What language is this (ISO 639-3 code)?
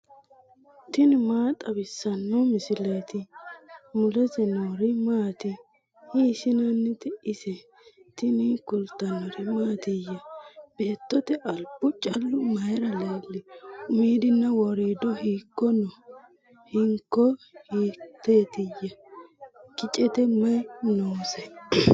sid